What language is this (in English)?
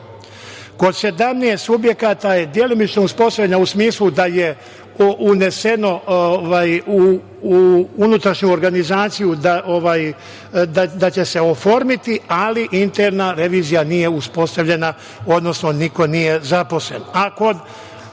Serbian